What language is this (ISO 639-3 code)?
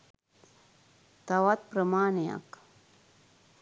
sin